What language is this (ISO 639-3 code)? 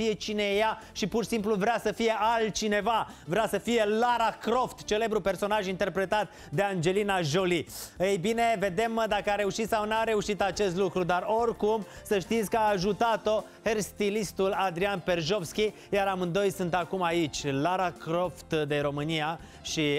ron